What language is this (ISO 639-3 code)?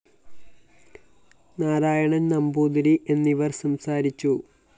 mal